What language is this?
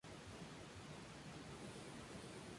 Spanish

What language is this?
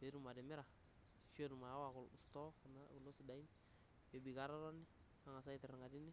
Masai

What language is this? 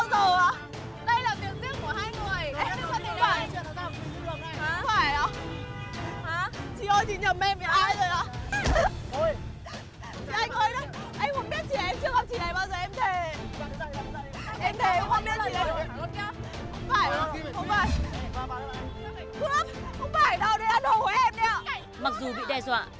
Vietnamese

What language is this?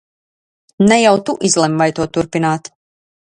Latvian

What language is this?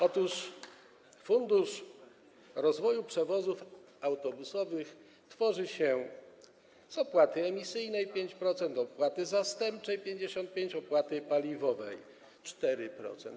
Polish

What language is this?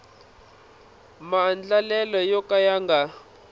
Tsonga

